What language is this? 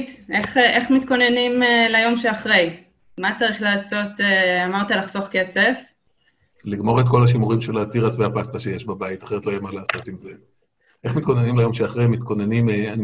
Hebrew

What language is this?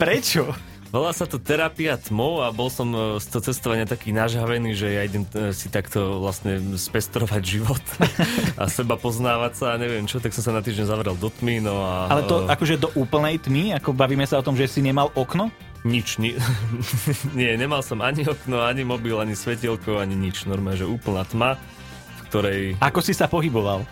Slovak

